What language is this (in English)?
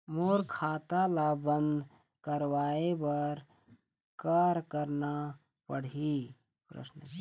Chhattisgarhi